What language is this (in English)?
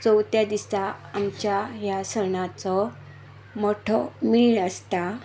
Konkani